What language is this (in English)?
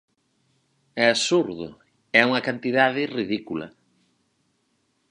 Galician